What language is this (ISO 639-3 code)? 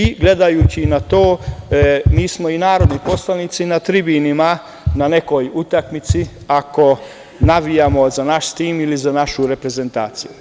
srp